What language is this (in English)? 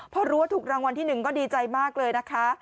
Thai